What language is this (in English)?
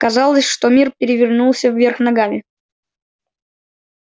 Russian